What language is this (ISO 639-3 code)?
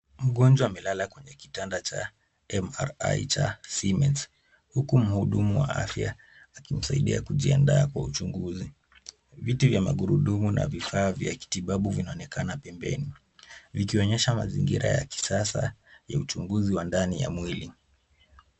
swa